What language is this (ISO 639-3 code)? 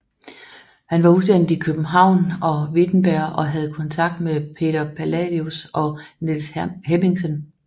dan